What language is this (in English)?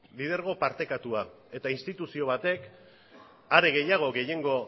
Basque